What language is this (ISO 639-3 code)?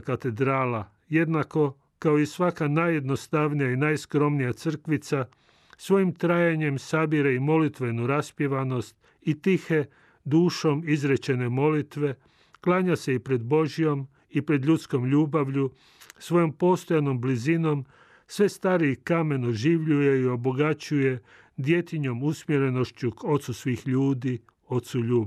hrv